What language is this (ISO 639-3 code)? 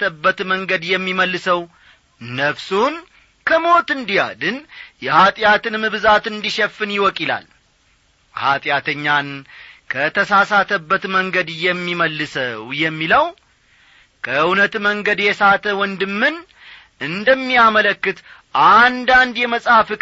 amh